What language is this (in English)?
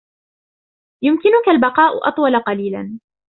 Arabic